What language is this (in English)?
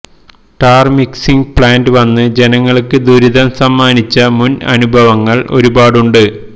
Malayalam